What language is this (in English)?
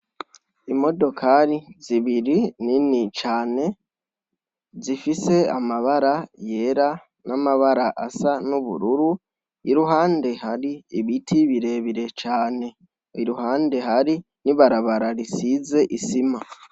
Rundi